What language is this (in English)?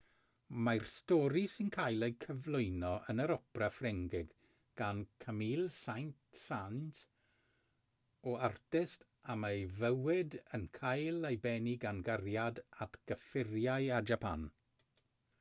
Welsh